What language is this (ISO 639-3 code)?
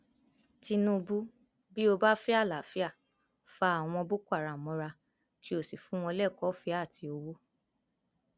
yor